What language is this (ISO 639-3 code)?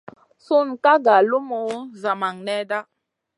mcn